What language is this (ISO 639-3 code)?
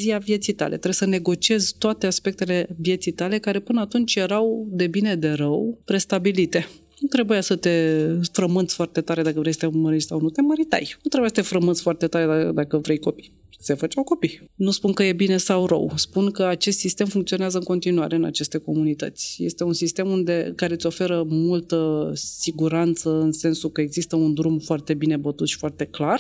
ron